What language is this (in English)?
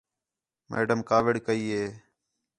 Khetrani